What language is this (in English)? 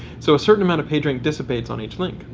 English